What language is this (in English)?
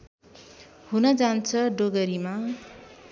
Nepali